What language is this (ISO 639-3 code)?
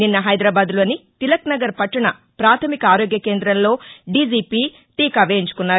tel